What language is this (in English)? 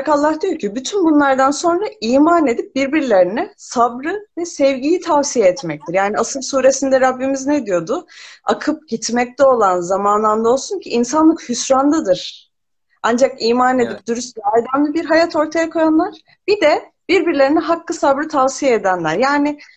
Turkish